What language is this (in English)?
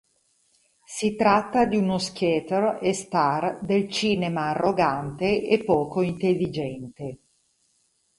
Italian